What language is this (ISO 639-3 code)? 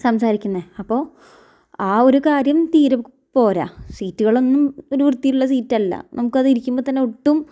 mal